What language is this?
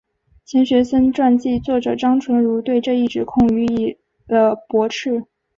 Chinese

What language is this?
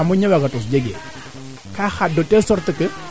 Serer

